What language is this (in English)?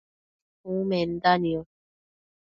Matsés